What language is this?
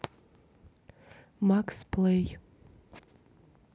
Russian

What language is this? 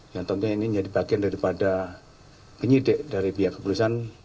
Indonesian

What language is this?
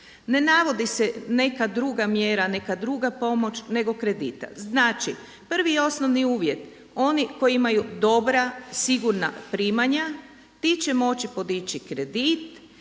Croatian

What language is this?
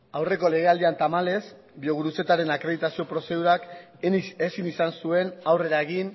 Basque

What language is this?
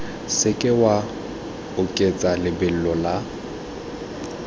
Tswana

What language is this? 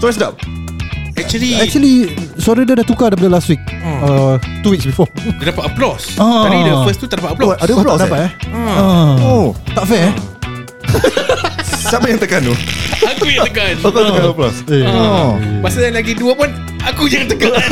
Malay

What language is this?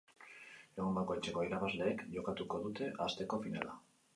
Basque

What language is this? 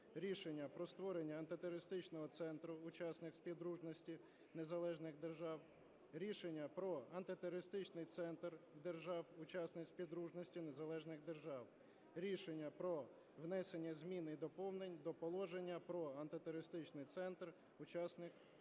Ukrainian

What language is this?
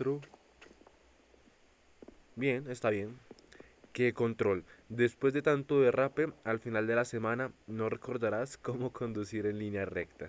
Spanish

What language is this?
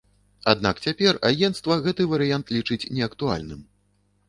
Belarusian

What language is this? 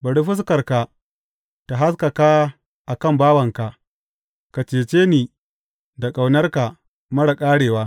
Hausa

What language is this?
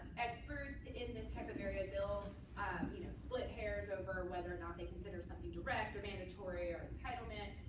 English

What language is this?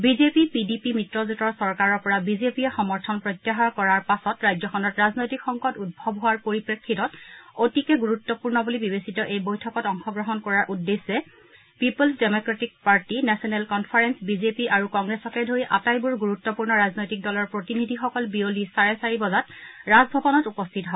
Assamese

